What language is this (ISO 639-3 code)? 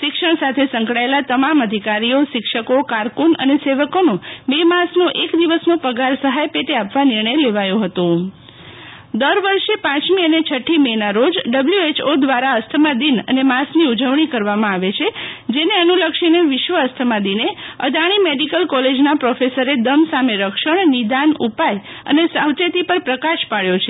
guj